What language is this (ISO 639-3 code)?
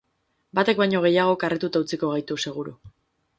eus